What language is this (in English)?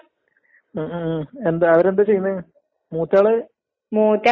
Malayalam